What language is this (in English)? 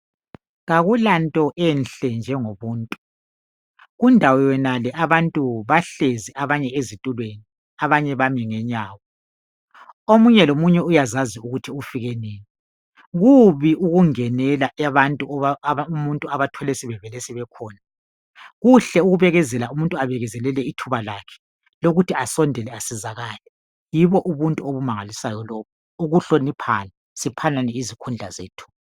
North Ndebele